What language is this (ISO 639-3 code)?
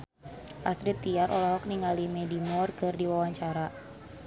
sun